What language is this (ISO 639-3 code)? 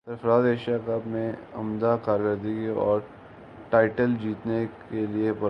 urd